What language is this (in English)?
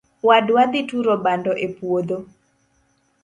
Luo (Kenya and Tanzania)